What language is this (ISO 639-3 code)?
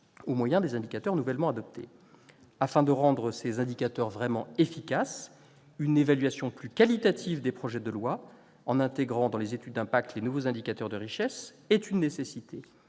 fra